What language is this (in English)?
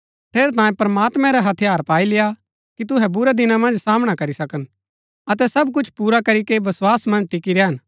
Gaddi